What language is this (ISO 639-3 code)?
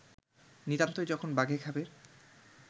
ben